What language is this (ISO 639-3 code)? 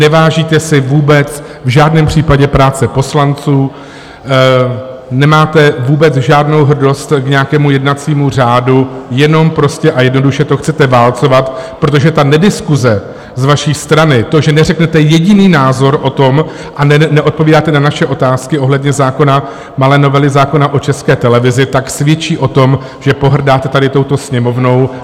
ces